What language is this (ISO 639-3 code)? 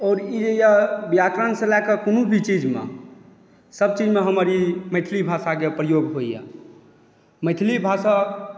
mai